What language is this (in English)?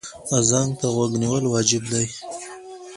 Pashto